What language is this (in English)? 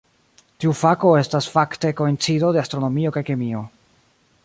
Esperanto